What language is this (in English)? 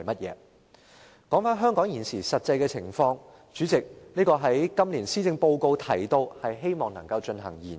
Cantonese